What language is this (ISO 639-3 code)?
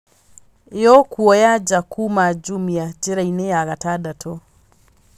kik